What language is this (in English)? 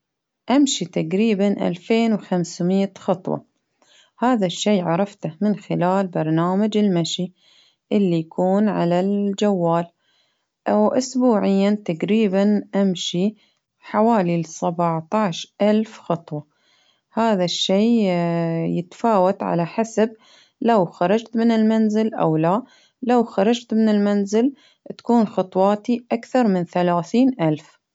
Baharna Arabic